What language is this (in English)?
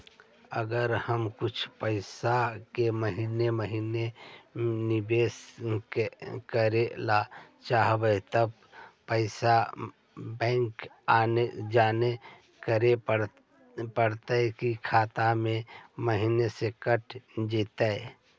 Magahi